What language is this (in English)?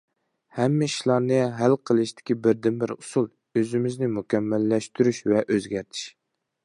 Uyghur